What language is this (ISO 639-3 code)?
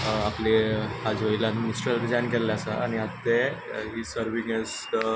kok